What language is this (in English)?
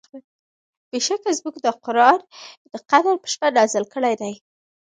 Pashto